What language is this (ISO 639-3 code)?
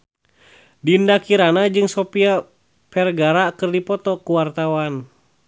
sun